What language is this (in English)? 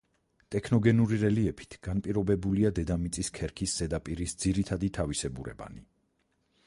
Georgian